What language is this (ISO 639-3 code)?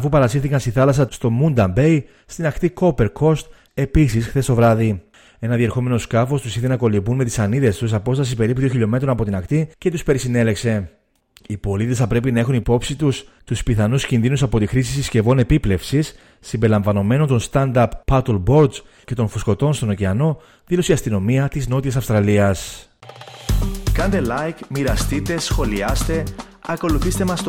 ell